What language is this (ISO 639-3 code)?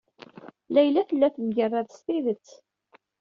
kab